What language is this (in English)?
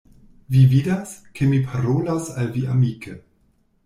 Esperanto